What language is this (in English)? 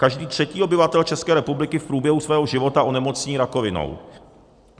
Czech